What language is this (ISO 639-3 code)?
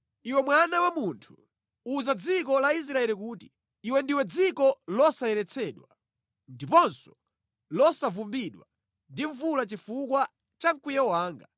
nya